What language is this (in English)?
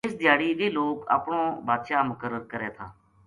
Gujari